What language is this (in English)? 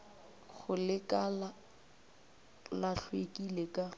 Northern Sotho